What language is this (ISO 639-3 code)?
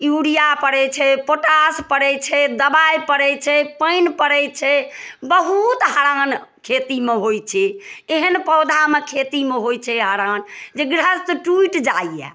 mai